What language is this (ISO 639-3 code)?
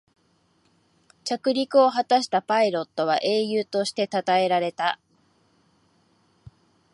jpn